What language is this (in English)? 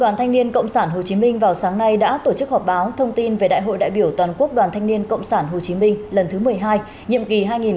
Vietnamese